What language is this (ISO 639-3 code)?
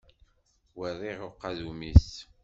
kab